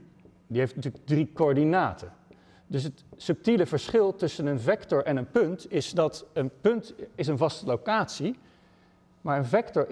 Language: Dutch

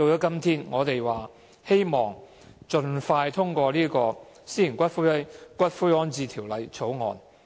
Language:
Cantonese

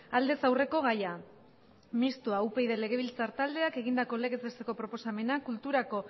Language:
Basque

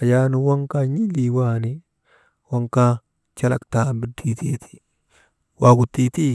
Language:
Maba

